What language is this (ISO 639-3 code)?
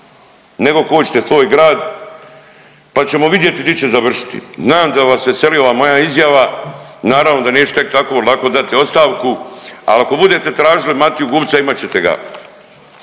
hrv